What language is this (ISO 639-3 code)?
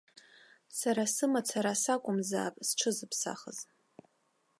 abk